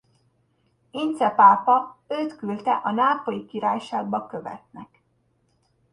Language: Hungarian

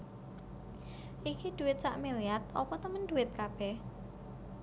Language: Javanese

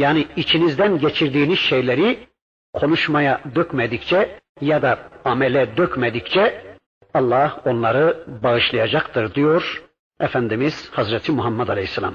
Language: Turkish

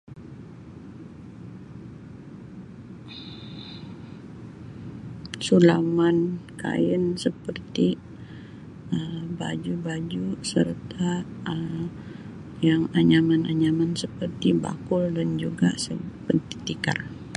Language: Sabah Malay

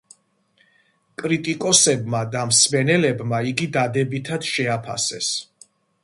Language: Georgian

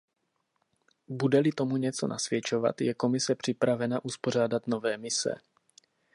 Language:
Czech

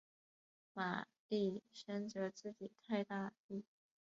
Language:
Chinese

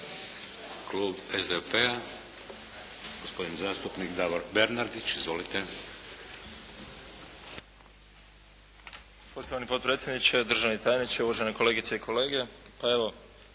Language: Croatian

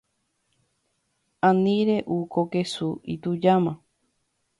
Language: Guarani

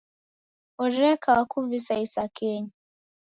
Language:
Taita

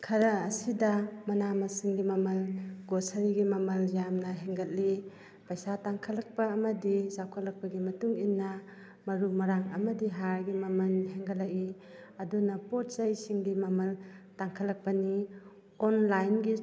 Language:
Manipuri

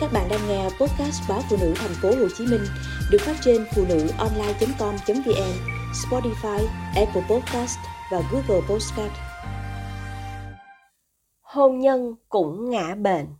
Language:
Vietnamese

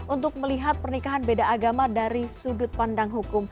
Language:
Indonesian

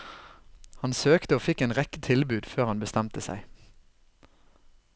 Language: Norwegian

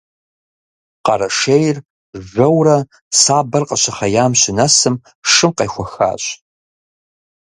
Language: Kabardian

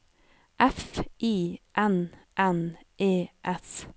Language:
Norwegian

